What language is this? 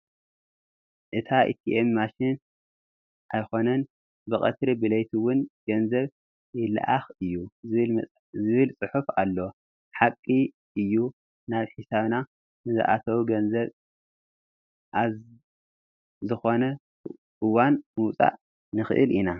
Tigrinya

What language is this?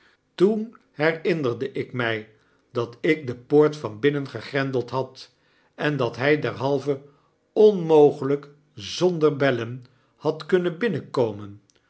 Dutch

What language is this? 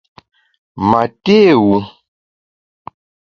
Bamun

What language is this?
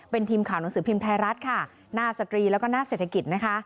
Thai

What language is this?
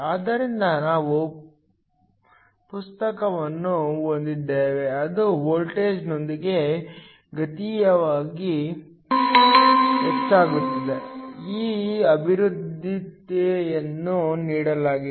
Kannada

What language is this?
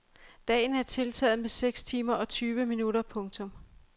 Danish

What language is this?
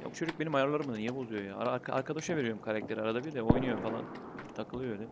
Turkish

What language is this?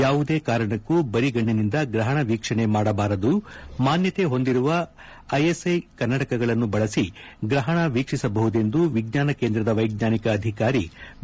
Kannada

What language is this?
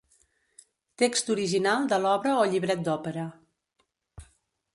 Catalan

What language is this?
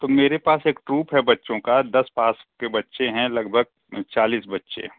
Hindi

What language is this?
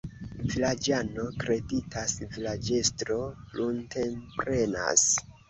Esperanto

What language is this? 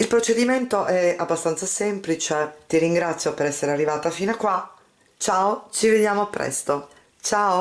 Italian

